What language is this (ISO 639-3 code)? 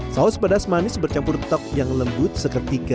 ind